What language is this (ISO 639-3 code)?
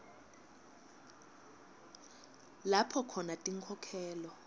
ssw